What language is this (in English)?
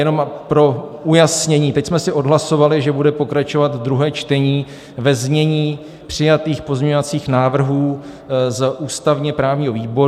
Czech